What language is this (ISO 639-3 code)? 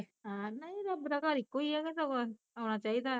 pan